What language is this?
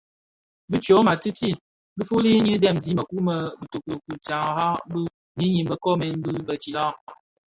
Bafia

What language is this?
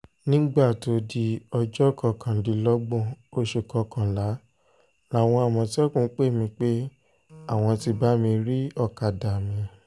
Yoruba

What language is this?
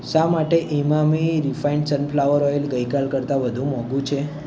Gujarati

